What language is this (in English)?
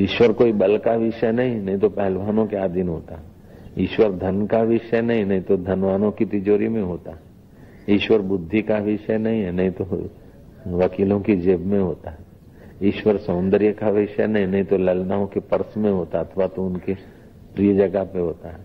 Hindi